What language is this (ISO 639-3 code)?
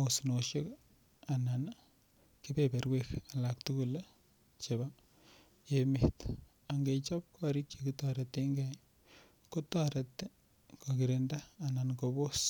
kln